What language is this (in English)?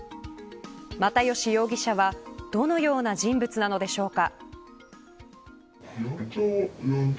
Japanese